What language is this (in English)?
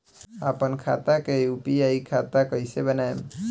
Bhojpuri